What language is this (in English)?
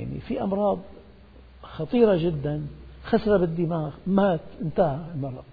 Arabic